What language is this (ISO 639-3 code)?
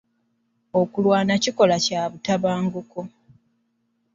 lug